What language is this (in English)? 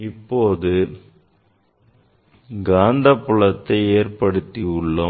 Tamil